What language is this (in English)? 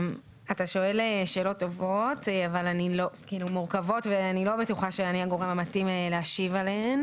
Hebrew